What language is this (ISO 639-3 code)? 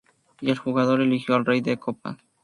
spa